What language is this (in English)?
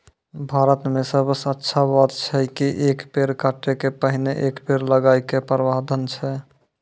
Maithili